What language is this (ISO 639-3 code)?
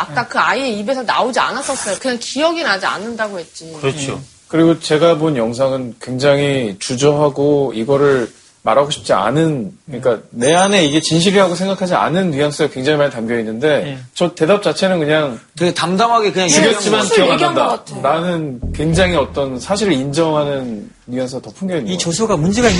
kor